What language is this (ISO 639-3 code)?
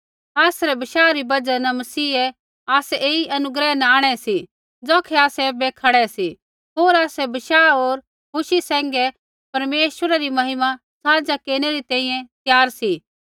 kfx